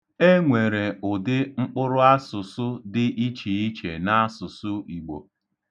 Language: Igbo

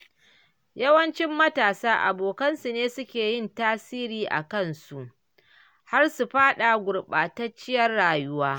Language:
Hausa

